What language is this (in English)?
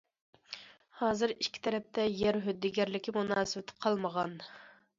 Uyghur